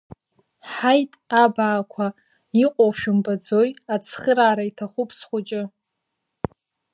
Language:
Abkhazian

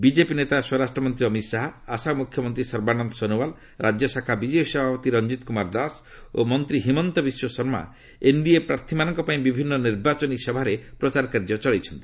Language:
Odia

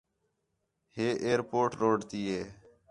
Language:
Khetrani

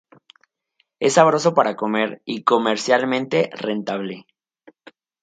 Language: Spanish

